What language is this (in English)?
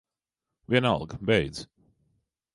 Latvian